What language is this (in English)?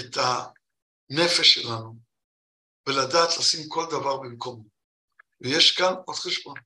Hebrew